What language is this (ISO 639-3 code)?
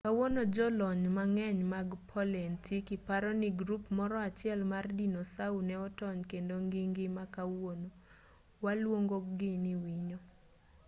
luo